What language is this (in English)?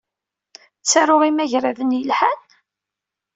Kabyle